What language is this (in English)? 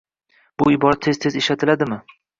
Uzbek